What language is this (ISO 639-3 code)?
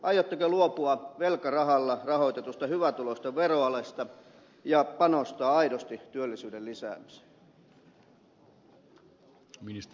fin